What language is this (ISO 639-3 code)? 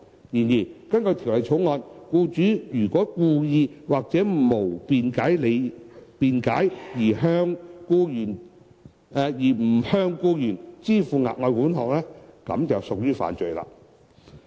yue